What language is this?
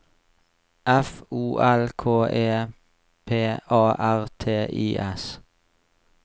Norwegian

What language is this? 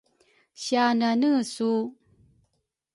Rukai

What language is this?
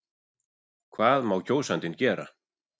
Icelandic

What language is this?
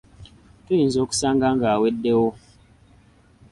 Ganda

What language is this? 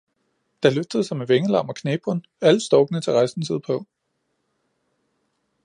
Danish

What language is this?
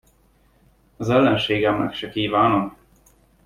Hungarian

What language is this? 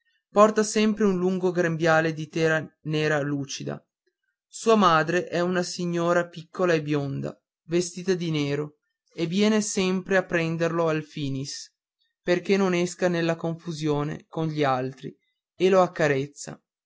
Italian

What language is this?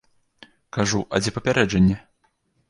Belarusian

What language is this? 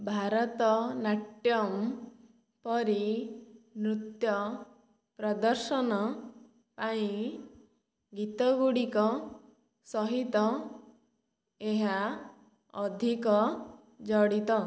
Odia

